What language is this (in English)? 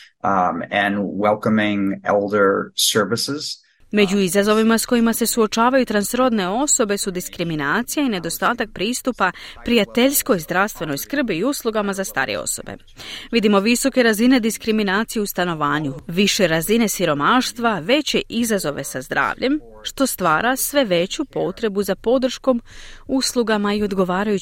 Croatian